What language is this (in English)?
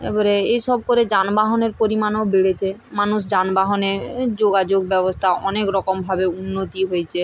Bangla